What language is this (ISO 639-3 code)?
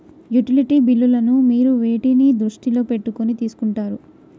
tel